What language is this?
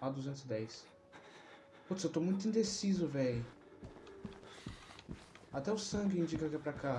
Portuguese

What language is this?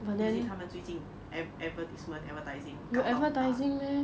English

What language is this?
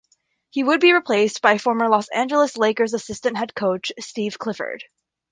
English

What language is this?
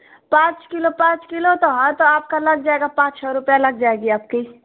Hindi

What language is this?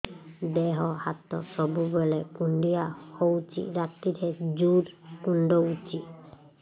Odia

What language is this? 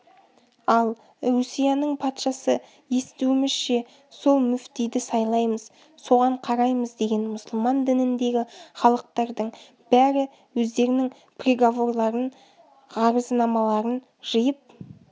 Kazakh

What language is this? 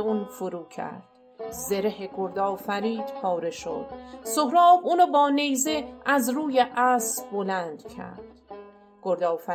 Persian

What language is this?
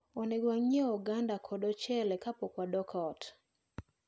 Luo (Kenya and Tanzania)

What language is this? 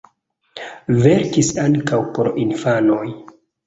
Esperanto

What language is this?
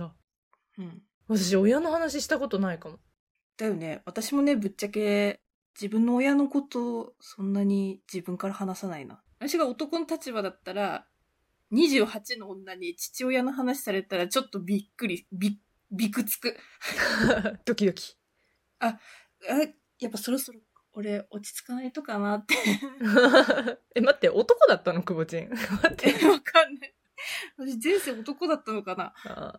Japanese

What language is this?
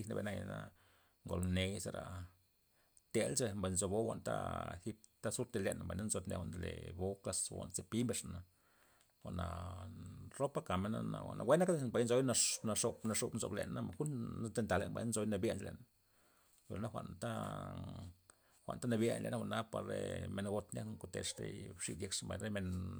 Loxicha Zapotec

